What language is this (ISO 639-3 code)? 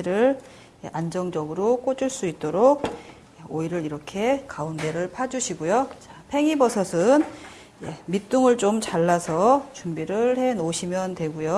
kor